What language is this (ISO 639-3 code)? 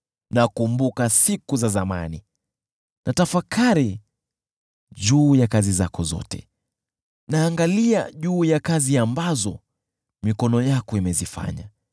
swa